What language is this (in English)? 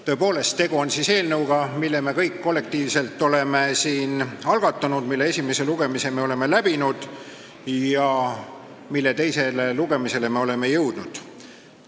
Estonian